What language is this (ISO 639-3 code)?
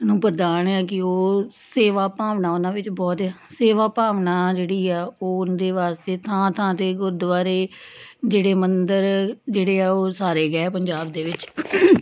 pan